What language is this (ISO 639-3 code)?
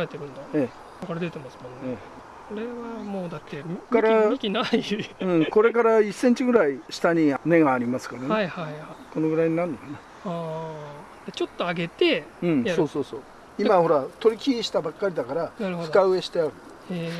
jpn